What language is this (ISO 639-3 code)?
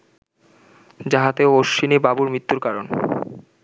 ben